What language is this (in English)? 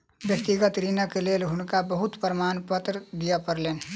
Maithili